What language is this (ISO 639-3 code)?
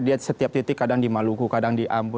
ind